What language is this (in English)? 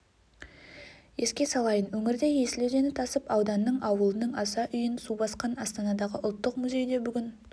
Kazakh